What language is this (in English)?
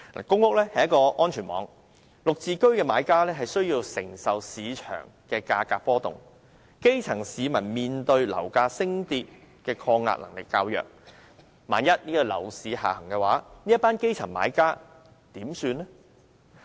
Cantonese